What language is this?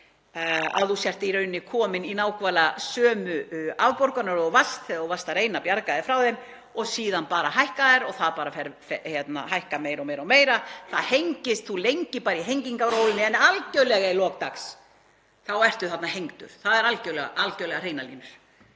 Icelandic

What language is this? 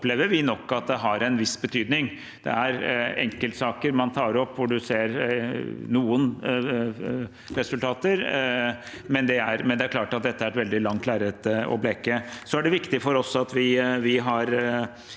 Norwegian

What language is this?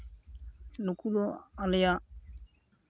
Santali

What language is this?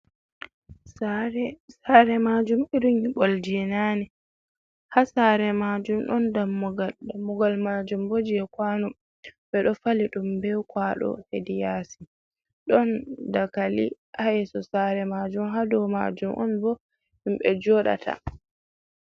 Fula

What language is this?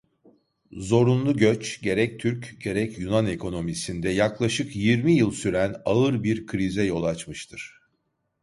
Turkish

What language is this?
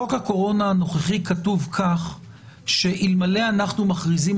Hebrew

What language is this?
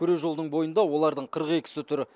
Kazakh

